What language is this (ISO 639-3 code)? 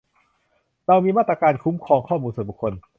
tha